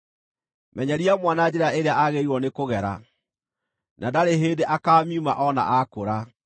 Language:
Kikuyu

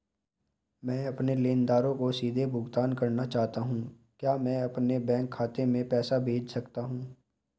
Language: Hindi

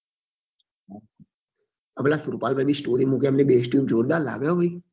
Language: Gujarati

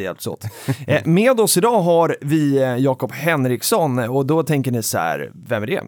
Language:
Swedish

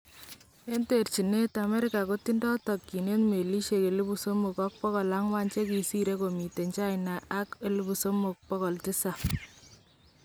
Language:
Kalenjin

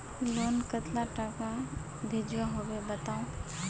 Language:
Magahi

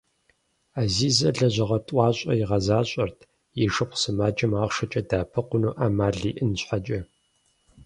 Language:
Kabardian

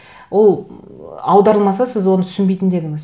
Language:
Kazakh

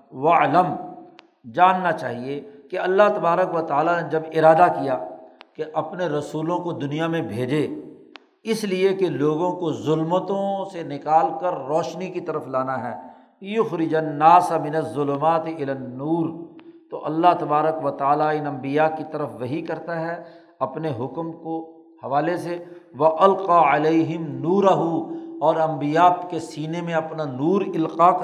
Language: Urdu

